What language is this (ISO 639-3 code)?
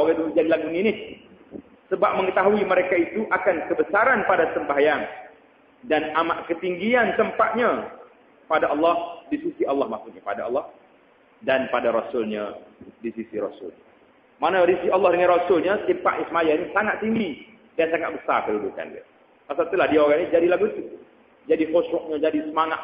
msa